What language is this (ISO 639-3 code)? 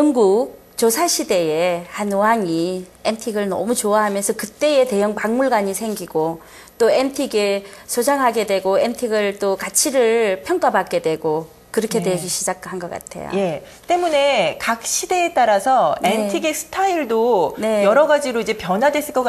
kor